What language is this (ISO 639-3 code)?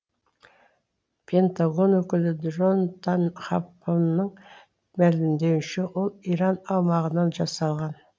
kaz